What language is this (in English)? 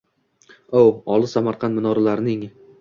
Uzbek